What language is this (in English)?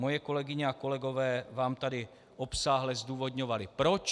Czech